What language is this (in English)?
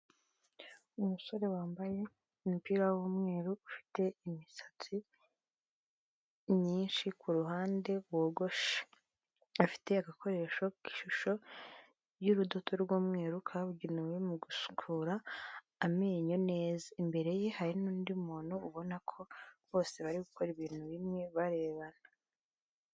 Kinyarwanda